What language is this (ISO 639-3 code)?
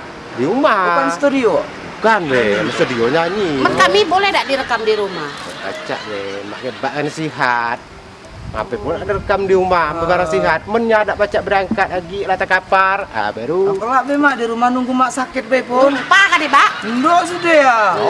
ind